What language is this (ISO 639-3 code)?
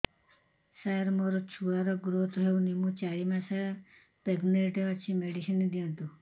ori